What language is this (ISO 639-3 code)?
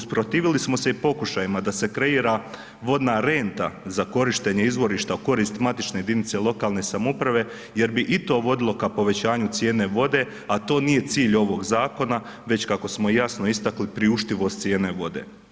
hrv